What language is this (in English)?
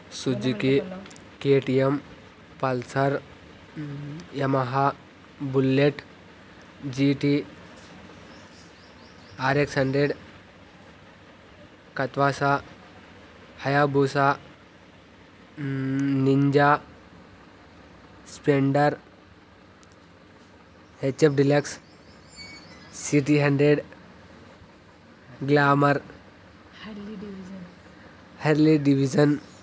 Telugu